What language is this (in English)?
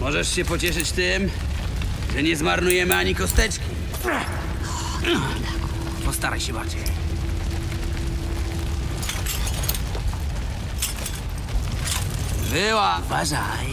Polish